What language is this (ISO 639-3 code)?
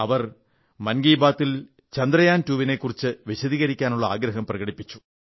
mal